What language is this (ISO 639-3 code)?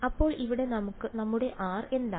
mal